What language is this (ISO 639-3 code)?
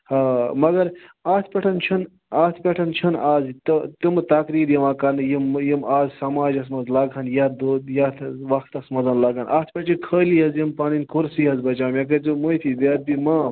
kas